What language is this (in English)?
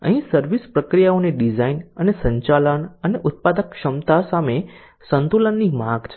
Gujarati